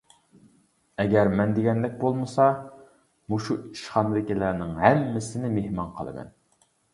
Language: Uyghur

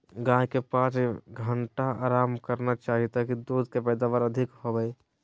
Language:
Magahi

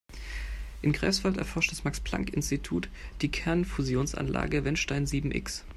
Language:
German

